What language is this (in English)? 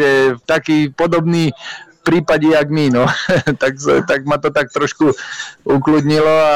Slovak